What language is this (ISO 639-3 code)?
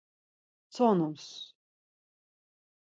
lzz